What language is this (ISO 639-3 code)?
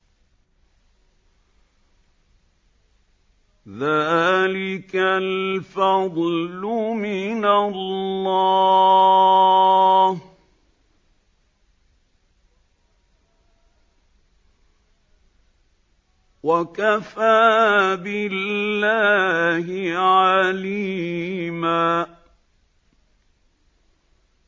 ara